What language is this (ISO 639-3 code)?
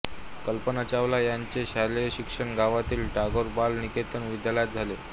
mar